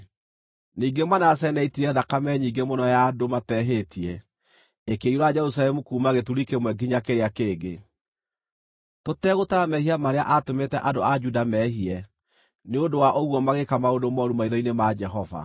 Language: Kikuyu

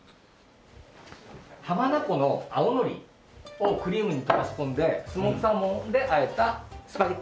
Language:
Japanese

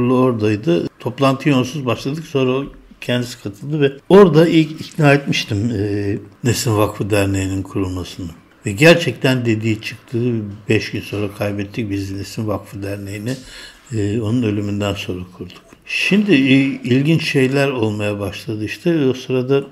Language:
Turkish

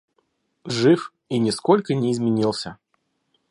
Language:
Russian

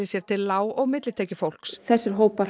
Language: Icelandic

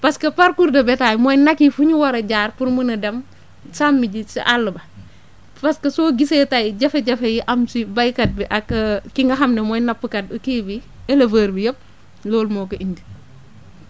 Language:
Wolof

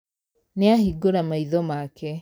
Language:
Kikuyu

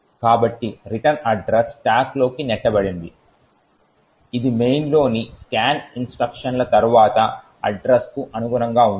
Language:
Telugu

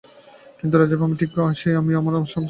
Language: Bangla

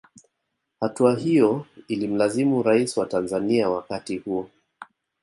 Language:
Swahili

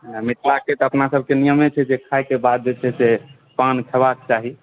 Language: Maithili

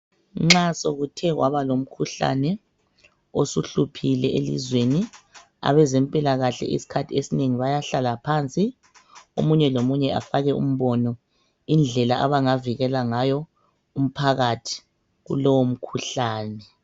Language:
North Ndebele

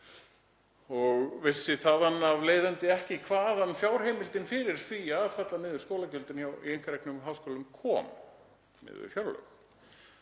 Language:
Icelandic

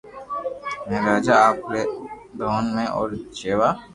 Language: Loarki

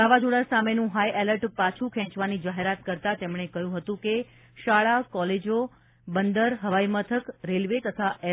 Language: Gujarati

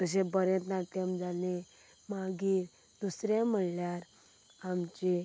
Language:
Konkani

